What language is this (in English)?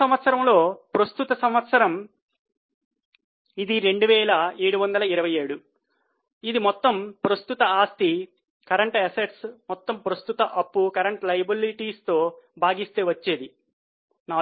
Telugu